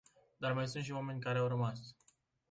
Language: Romanian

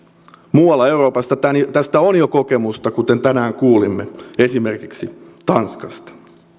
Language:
Finnish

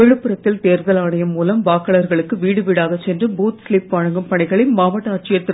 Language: Tamil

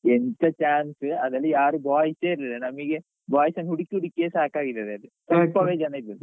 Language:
Kannada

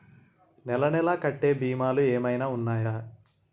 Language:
Telugu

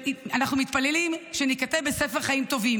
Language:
Hebrew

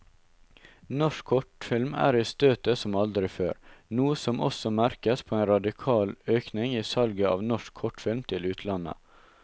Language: Norwegian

